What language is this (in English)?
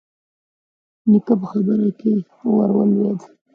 Pashto